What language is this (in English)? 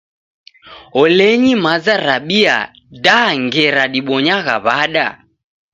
Taita